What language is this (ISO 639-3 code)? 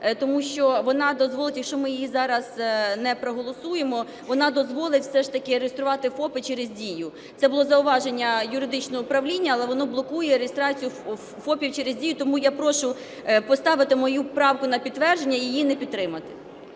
ukr